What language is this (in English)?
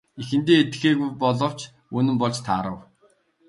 Mongolian